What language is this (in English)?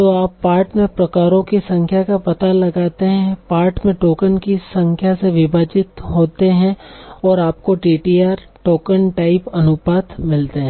Hindi